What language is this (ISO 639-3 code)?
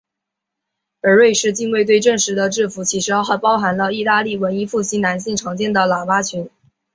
zho